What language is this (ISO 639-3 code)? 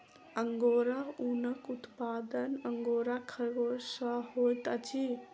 mai